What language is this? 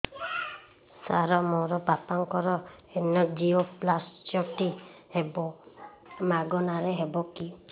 Odia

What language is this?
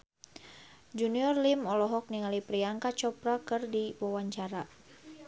Sundanese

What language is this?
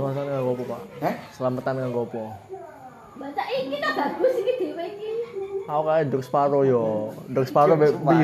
Indonesian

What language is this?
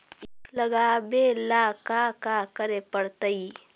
Magahi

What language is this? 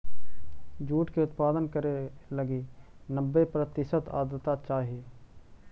Magahi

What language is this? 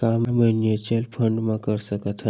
Chhattisgarhi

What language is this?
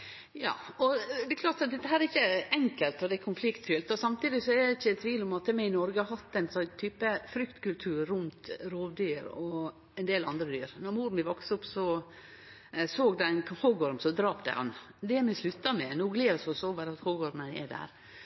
Norwegian Nynorsk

